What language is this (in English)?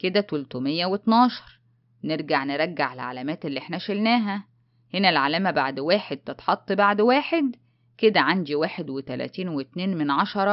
Arabic